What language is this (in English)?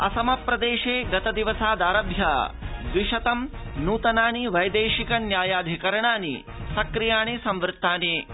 Sanskrit